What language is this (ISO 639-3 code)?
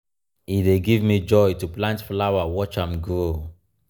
pcm